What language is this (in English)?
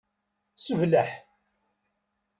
Kabyle